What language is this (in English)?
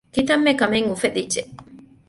Divehi